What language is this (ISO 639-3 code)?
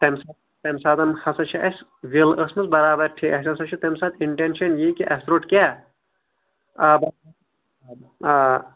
kas